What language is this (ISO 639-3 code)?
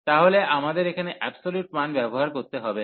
ben